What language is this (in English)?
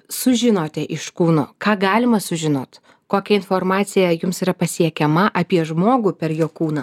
Lithuanian